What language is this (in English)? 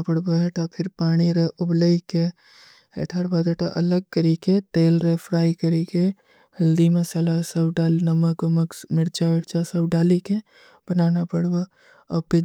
Kui (India)